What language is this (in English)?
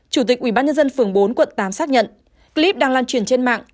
Vietnamese